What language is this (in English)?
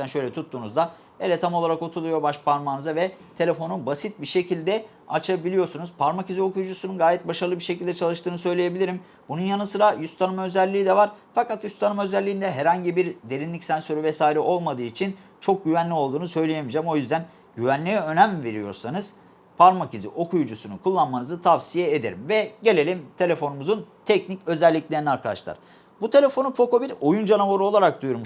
Turkish